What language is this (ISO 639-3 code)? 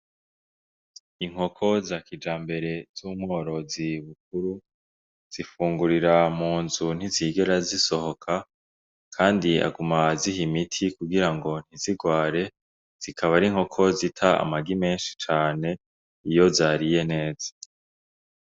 run